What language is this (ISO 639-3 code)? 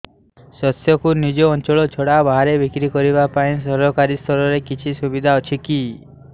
ori